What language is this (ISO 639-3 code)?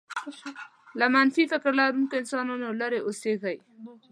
pus